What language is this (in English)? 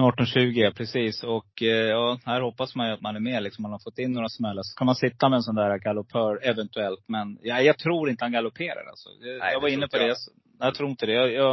Swedish